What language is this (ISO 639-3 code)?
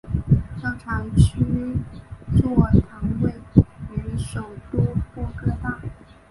zho